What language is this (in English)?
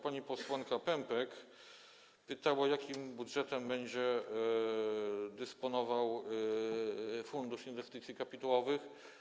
Polish